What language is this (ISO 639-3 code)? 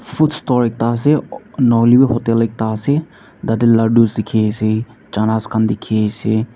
nag